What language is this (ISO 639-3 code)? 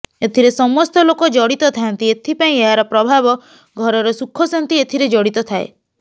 ori